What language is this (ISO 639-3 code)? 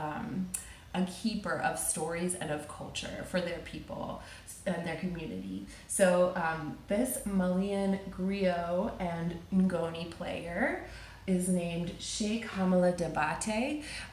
eng